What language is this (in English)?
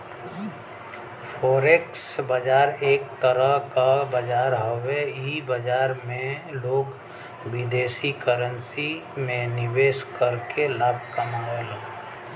Bhojpuri